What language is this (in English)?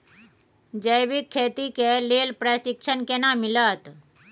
Maithili